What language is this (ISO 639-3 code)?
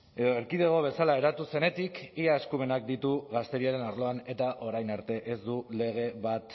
eus